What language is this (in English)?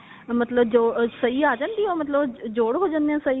Punjabi